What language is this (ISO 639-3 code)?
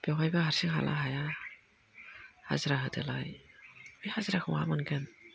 brx